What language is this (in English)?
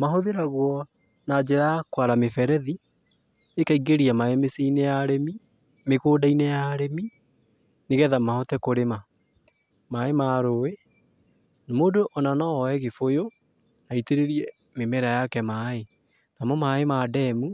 Kikuyu